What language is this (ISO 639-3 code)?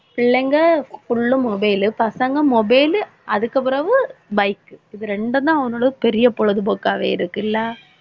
tam